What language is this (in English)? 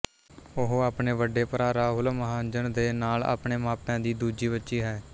Punjabi